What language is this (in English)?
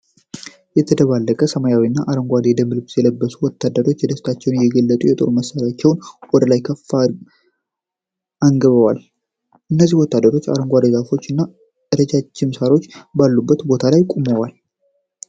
Amharic